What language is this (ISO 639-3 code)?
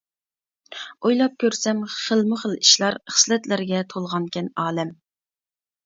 uig